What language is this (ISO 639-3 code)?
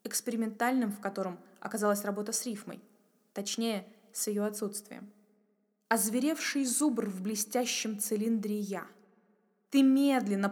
rus